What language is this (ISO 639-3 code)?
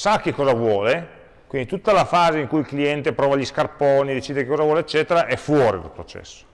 ita